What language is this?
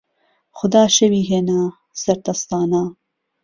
Central Kurdish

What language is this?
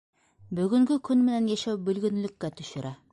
Bashkir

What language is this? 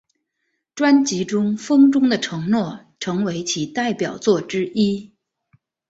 Chinese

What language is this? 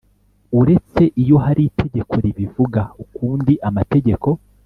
Kinyarwanda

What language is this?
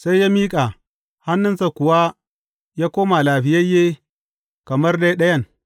Hausa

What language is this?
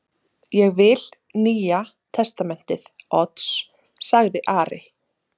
Icelandic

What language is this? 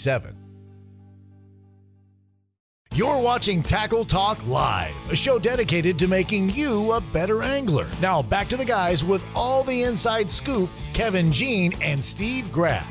English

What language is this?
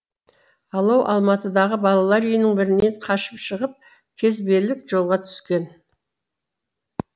Kazakh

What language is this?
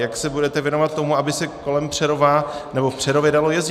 Czech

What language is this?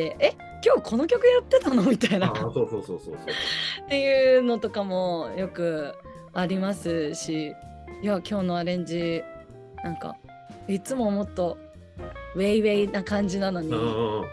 Japanese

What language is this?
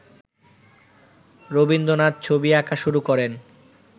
Bangla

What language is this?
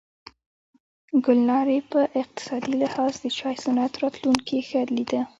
Pashto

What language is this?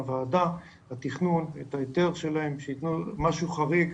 Hebrew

